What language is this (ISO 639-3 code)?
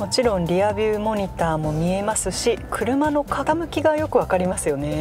jpn